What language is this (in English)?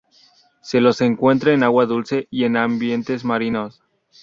Spanish